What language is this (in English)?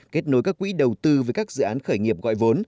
Vietnamese